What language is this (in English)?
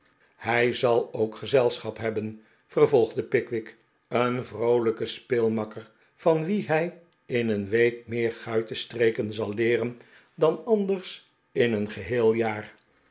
Dutch